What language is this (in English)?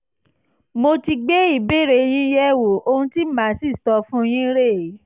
Yoruba